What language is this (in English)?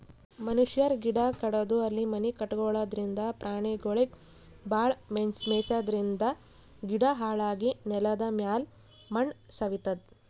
Kannada